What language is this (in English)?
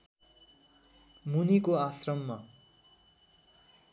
Nepali